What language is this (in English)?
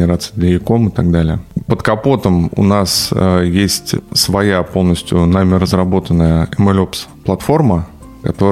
Russian